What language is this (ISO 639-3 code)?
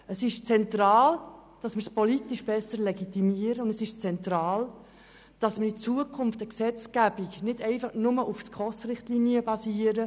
gsw